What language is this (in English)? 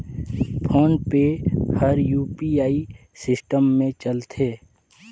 Chhattisgarhi